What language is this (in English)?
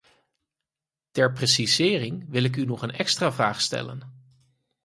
Dutch